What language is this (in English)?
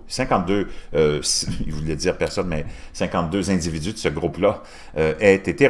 French